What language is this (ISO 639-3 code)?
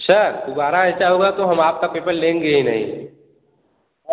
hin